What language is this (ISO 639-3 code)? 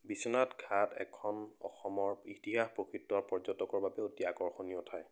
asm